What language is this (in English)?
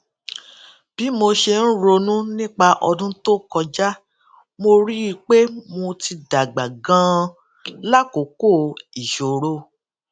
Yoruba